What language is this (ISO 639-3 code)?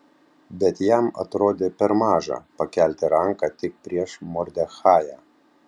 lit